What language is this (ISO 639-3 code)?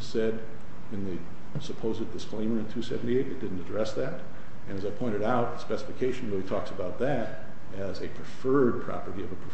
eng